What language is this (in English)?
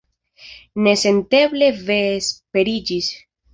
Esperanto